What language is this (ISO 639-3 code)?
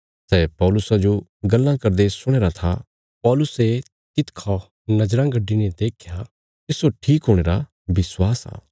kfs